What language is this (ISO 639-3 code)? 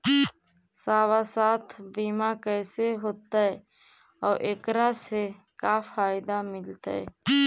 mag